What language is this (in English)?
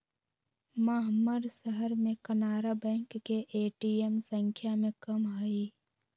Magahi